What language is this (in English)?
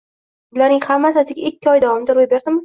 Uzbek